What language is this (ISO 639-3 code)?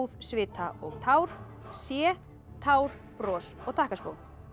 isl